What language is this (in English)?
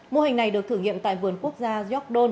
Vietnamese